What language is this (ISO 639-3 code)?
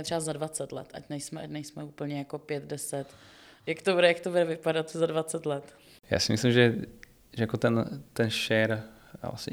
ces